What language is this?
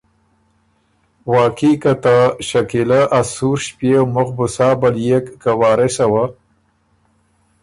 Ormuri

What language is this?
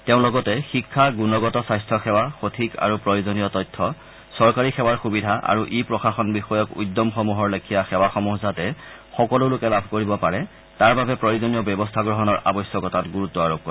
Assamese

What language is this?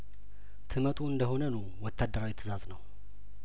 Amharic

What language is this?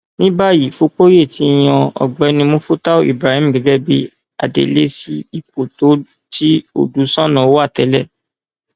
Yoruba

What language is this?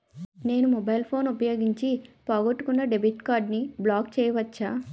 Telugu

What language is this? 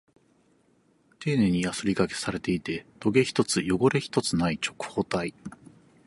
Japanese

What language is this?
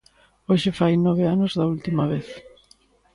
Galician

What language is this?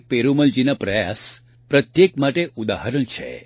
Gujarati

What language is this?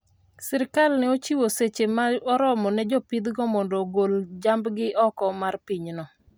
Luo (Kenya and Tanzania)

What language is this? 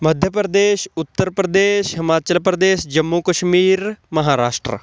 Punjabi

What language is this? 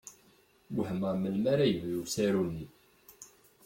Kabyle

